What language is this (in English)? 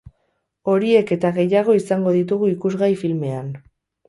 Basque